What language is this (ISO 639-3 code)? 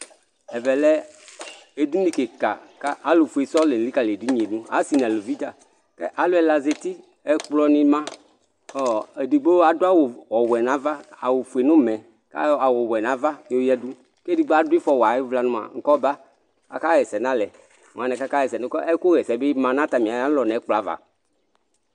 kpo